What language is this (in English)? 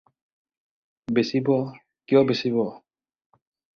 Assamese